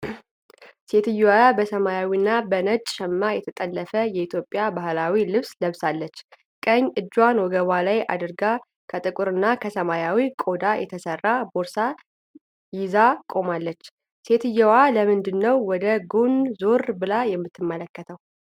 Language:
Amharic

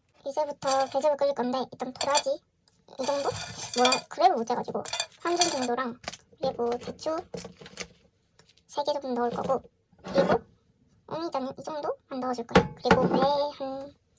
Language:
Korean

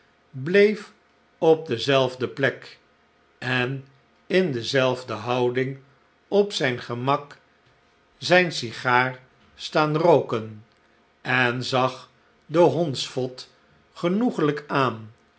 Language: Dutch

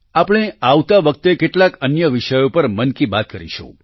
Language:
Gujarati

